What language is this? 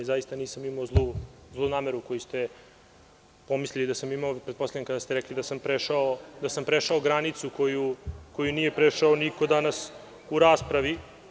Serbian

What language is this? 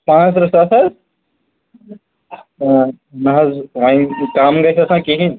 Kashmiri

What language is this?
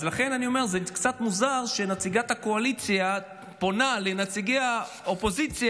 Hebrew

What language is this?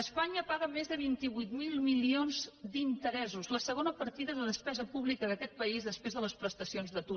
Catalan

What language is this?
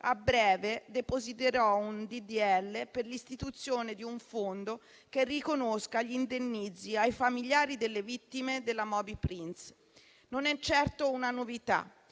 Italian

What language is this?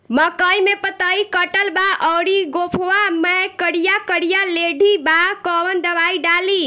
Bhojpuri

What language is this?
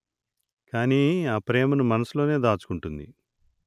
Telugu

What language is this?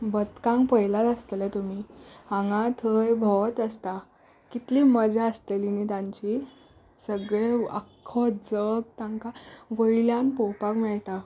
Konkani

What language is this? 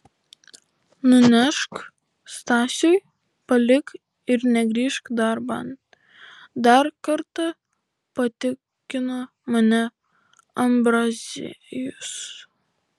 Lithuanian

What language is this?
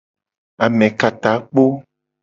Gen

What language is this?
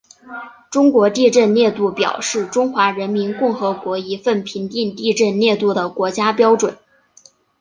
Chinese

